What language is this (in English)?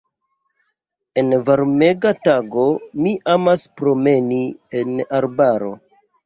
Esperanto